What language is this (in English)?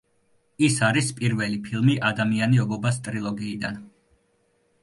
Georgian